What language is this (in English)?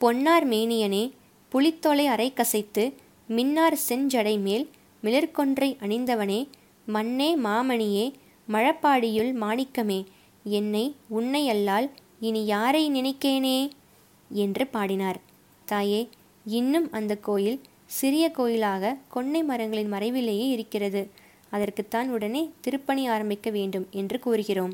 Tamil